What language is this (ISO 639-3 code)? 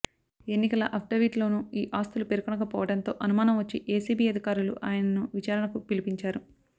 tel